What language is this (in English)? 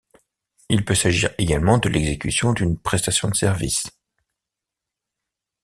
French